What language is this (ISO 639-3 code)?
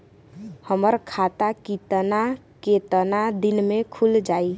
bho